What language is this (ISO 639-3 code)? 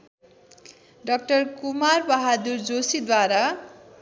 nep